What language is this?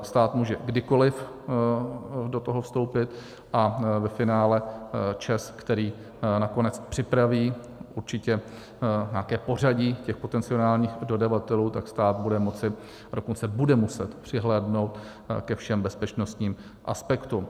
Czech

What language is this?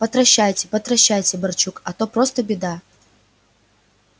Russian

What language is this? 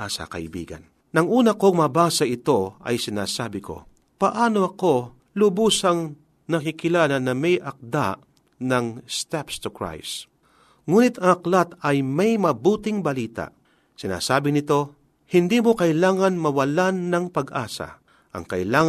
Filipino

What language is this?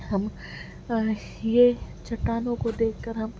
Urdu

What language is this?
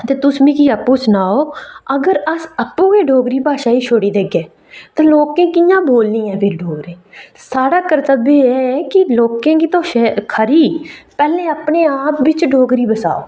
Dogri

